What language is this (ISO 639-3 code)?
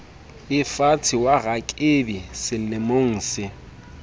sot